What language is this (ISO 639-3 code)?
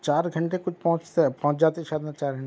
urd